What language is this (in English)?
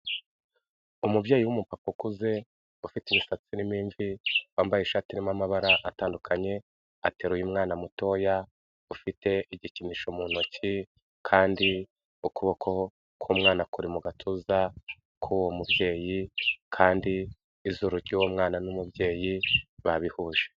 Kinyarwanda